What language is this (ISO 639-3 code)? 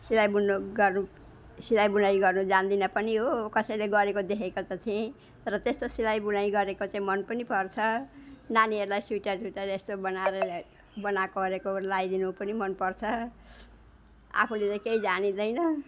nep